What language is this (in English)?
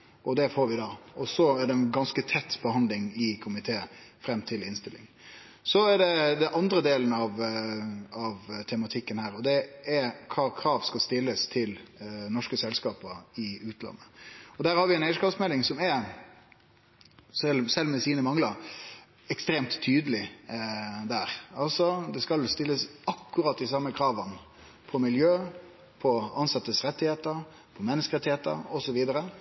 Norwegian Nynorsk